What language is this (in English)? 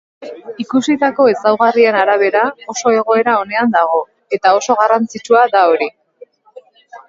Basque